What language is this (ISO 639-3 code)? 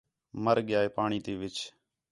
xhe